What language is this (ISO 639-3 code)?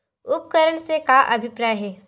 hne